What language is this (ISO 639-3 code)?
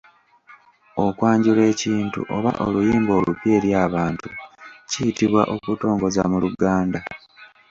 lug